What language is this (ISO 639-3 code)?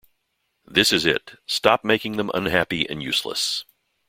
eng